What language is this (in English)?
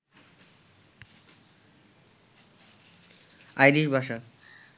Bangla